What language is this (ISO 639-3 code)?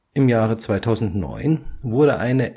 deu